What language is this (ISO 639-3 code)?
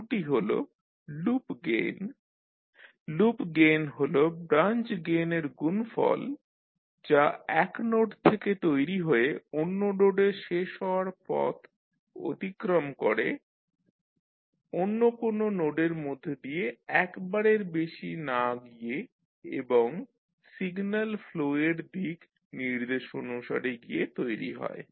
ben